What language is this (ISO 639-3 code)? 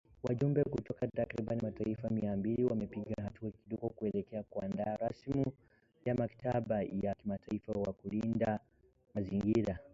swa